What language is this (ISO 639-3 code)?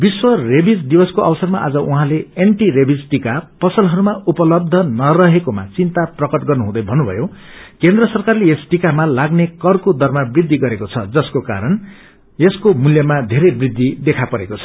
nep